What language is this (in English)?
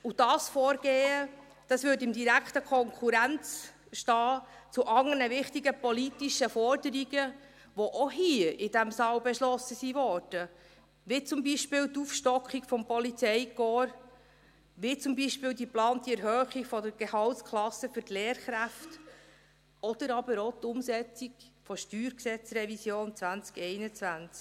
Swiss German